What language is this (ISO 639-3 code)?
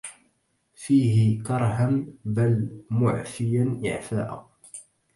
ara